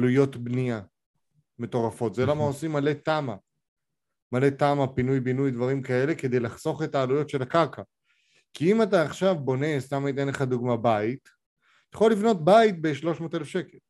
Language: Hebrew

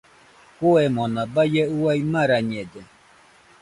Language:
Nüpode Huitoto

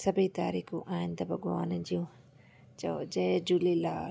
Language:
Sindhi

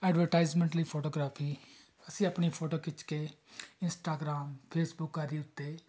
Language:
Punjabi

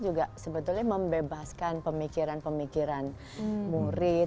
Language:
Indonesian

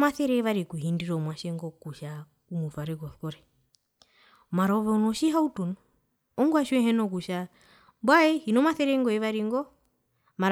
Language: Herero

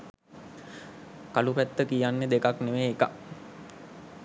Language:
Sinhala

